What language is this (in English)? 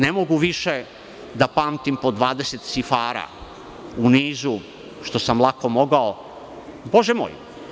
Serbian